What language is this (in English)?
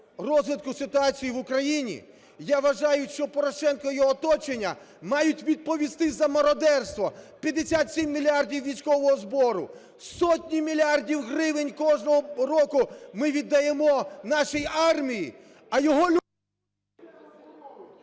Ukrainian